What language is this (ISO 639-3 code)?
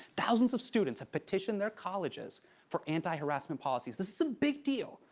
eng